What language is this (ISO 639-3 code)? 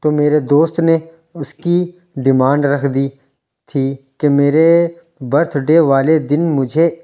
urd